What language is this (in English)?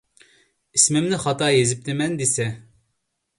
Uyghur